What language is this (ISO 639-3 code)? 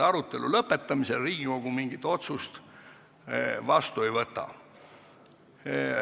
est